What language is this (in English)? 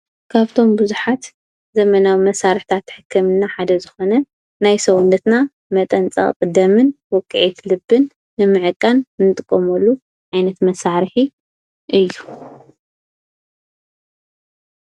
Tigrinya